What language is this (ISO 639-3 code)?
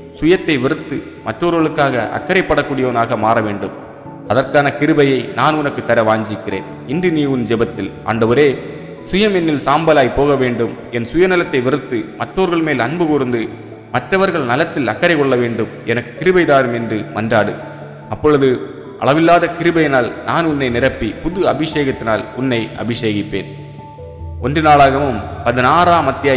tam